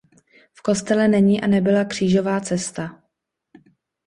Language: Czech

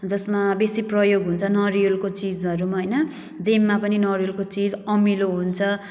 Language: Nepali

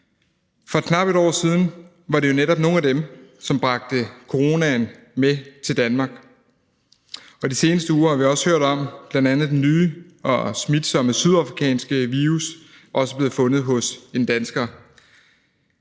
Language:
Danish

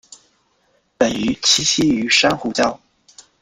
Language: Chinese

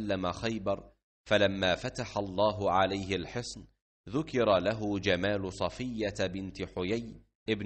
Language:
Arabic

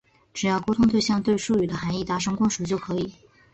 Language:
Chinese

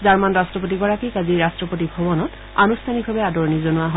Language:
Assamese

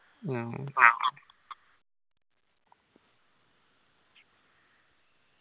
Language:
Malayalam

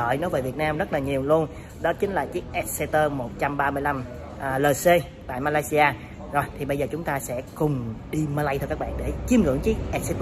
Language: Vietnamese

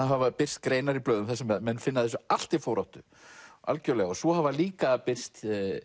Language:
Icelandic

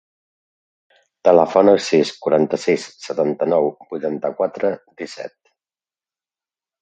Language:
Catalan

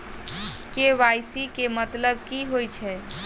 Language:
Maithili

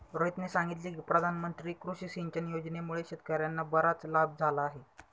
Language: Marathi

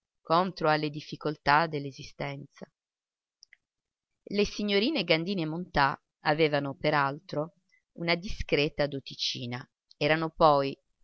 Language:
Italian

